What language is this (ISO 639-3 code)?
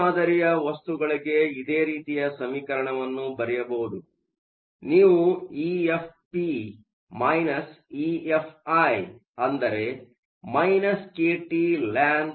kan